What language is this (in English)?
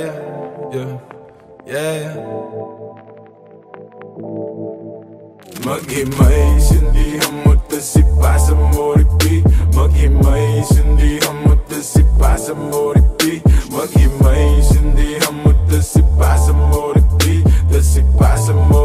Filipino